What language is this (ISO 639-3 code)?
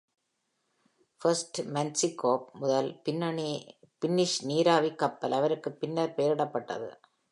tam